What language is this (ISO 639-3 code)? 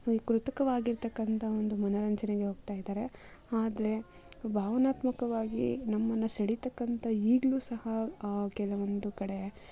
kan